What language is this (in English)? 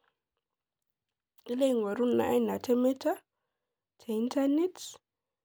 Masai